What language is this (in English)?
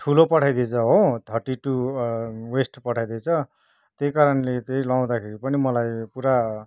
Nepali